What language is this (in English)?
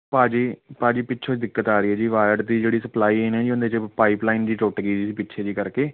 Punjabi